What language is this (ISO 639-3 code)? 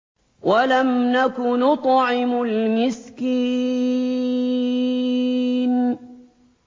ara